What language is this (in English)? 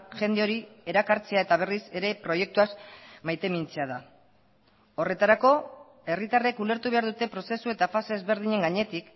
Basque